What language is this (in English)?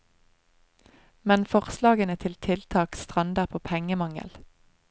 Norwegian